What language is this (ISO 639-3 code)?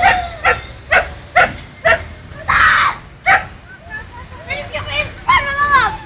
tur